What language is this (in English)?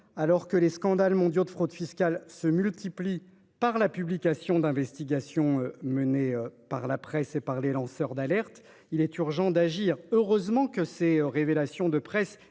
French